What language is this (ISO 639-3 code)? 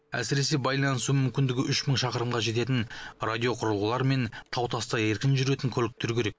kaz